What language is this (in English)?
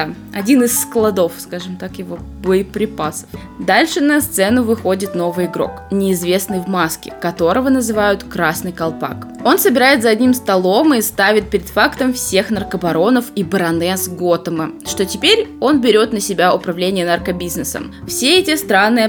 Russian